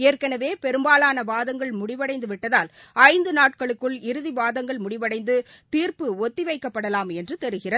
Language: Tamil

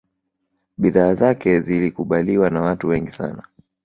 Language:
Swahili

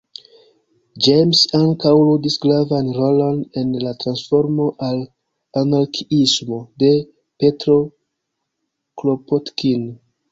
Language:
Esperanto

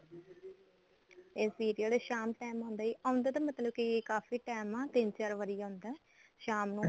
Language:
Punjabi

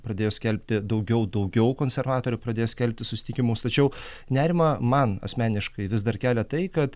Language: Lithuanian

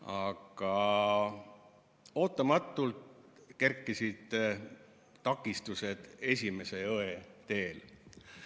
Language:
Estonian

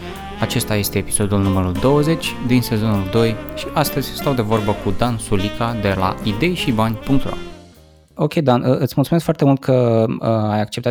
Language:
Romanian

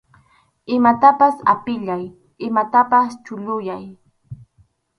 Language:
Arequipa-La Unión Quechua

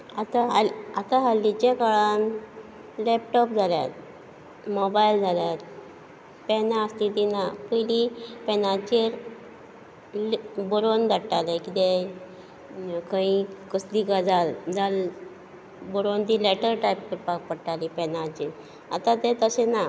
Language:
Konkani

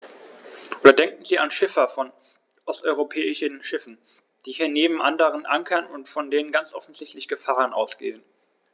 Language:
German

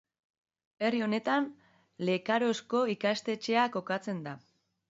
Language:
Basque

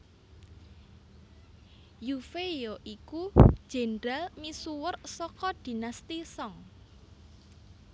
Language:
Javanese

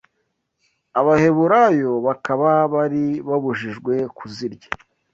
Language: Kinyarwanda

